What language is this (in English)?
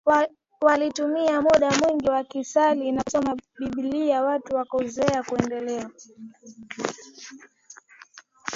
Swahili